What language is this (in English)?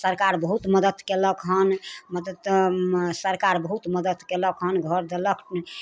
Maithili